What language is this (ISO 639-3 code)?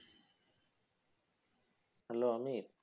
ben